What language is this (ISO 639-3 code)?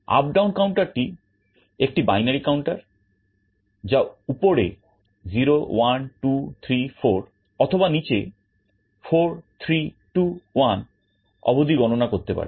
ben